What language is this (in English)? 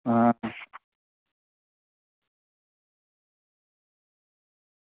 Dogri